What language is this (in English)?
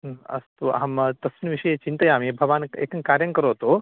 Sanskrit